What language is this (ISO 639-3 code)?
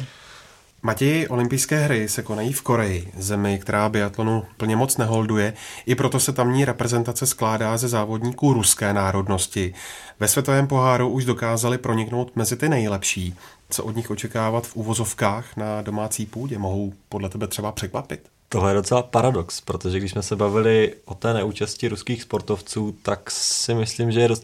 ces